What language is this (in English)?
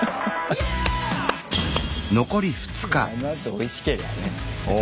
Japanese